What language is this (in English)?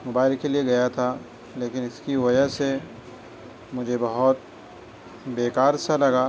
Urdu